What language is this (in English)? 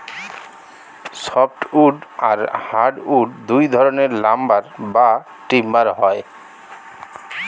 Bangla